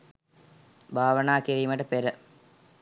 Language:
Sinhala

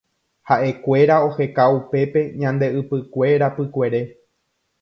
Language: Guarani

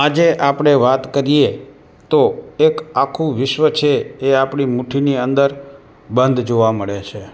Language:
Gujarati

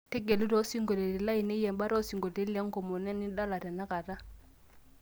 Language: Masai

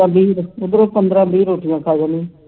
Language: Punjabi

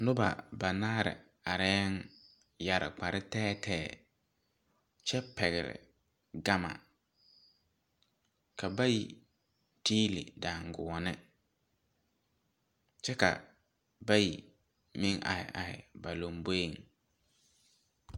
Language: Southern Dagaare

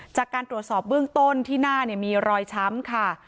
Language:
Thai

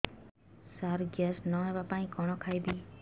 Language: Odia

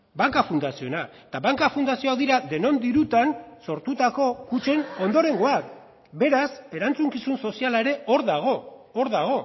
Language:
Basque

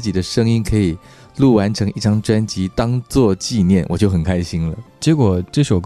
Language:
Chinese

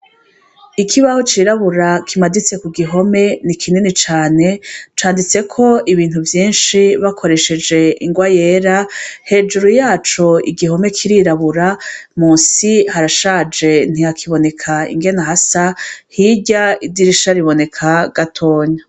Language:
Rundi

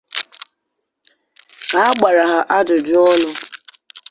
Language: Igbo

